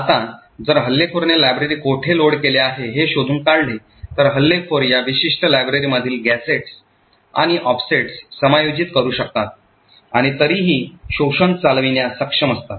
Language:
Marathi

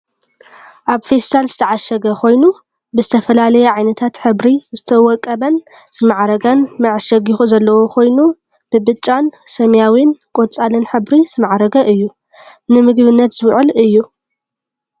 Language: Tigrinya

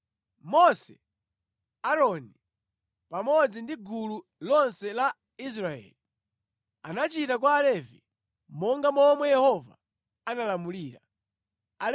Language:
Nyanja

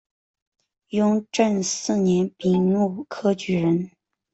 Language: Chinese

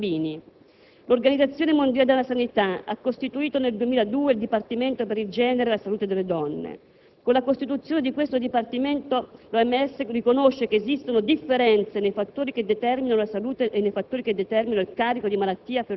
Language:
Italian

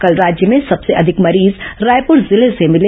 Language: Hindi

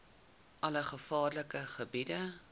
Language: Afrikaans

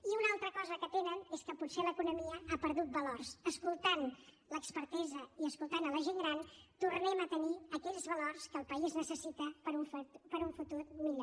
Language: Catalan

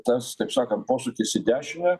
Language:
Lithuanian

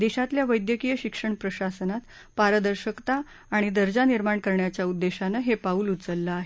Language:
Marathi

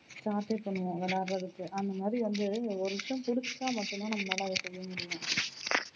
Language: Tamil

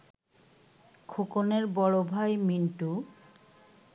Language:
Bangla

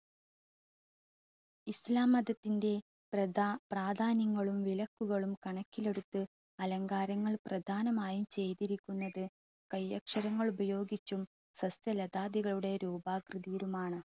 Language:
Malayalam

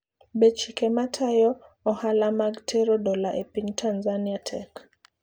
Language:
Luo (Kenya and Tanzania)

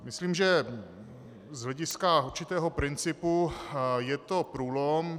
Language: Czech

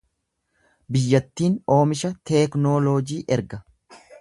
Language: Oromo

